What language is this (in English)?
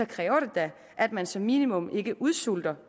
Danish